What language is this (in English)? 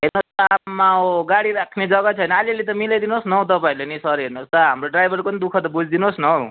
Nepali